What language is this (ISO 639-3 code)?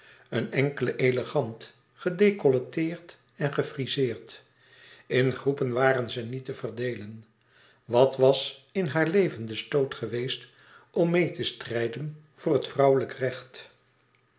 nld